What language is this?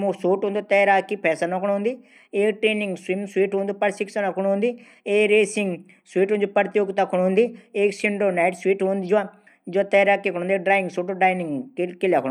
Garhwali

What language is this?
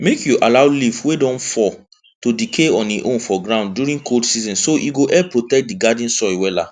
Nigerian Pidgin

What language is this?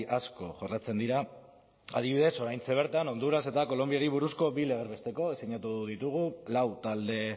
Basque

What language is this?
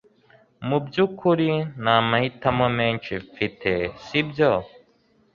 Kinyarwanda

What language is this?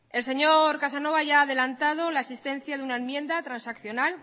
Spanish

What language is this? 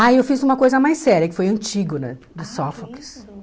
Portuguese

